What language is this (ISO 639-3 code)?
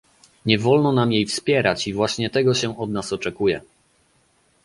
pol